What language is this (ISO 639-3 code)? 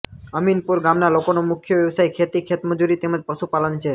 guj